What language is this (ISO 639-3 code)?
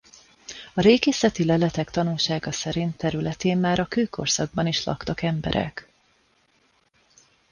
hun